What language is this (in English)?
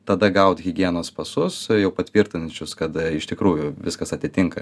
Lithuanian